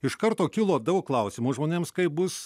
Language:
Lithuanian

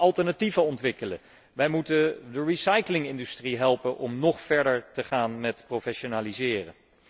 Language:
Dutch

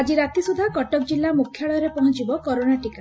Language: Odia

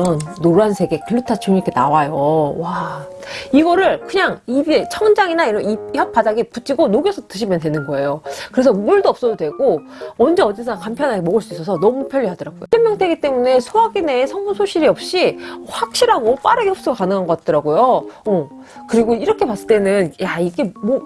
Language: Korean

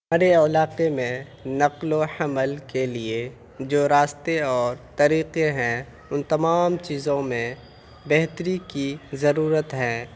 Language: Urdu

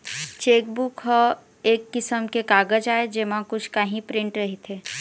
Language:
Chhattisgarhi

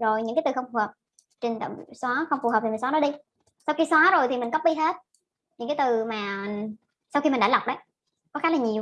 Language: Vietnamese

